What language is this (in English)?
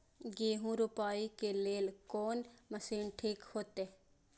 Maithili